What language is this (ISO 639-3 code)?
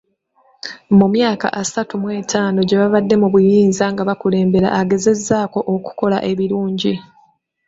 lug